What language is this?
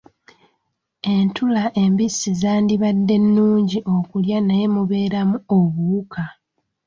Ganda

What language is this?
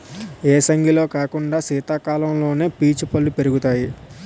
Telugu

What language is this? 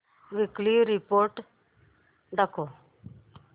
Marathi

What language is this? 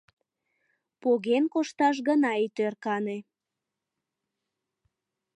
Mari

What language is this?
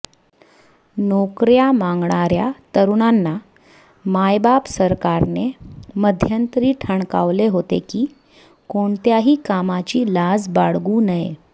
Marathi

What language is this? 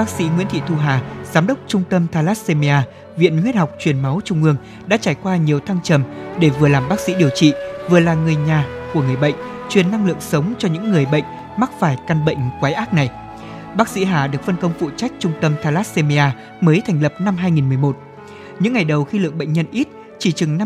Vietnamese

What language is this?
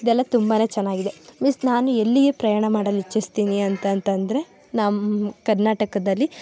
Kannada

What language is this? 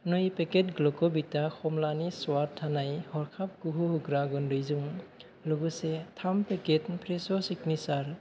Bodo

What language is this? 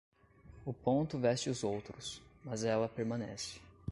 Portuguese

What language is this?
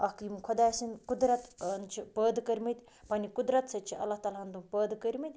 Kashmiri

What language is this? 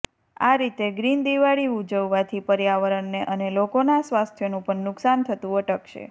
Gujarati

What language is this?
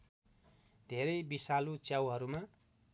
Nepali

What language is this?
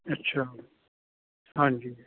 Punjabi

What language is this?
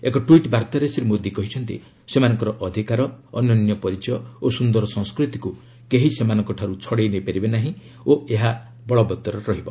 Odia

